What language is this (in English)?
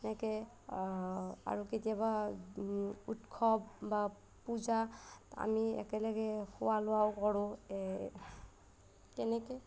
Assamese